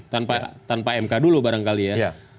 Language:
Indonesian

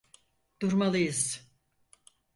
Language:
Turkish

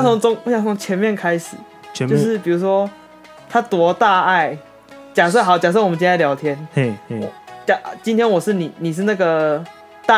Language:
Chinese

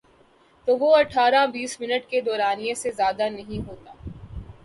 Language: Urdu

